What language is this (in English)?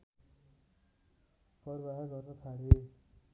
Nepali